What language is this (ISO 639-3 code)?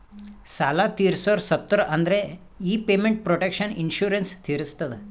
kan